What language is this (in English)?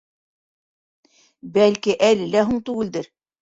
Bashkir